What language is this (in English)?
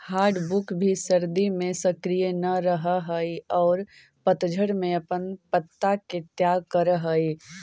Magahi